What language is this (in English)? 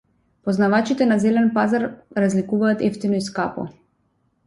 Macedonian